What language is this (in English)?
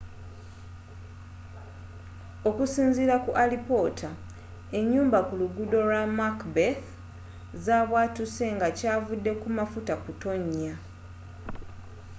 Ganda